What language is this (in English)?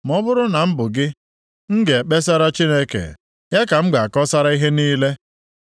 Igbo